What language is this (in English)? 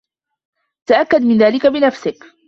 Arabic